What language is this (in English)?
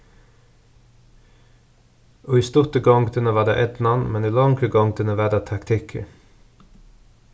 Faroese